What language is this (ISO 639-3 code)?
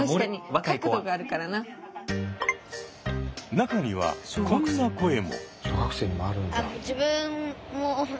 jpn